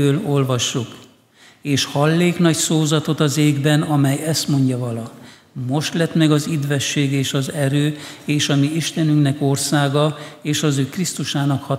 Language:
Hungarian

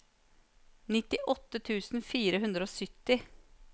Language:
Norwegian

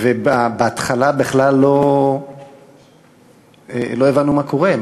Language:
Hebrew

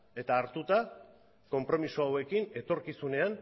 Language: Basque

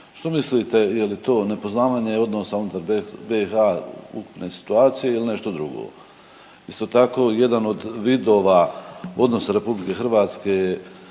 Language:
Croatian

